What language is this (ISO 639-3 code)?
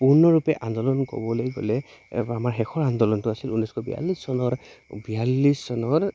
asm